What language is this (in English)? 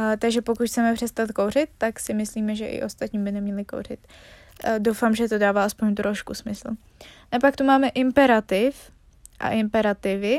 Czech